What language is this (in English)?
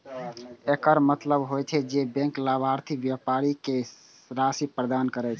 Maithili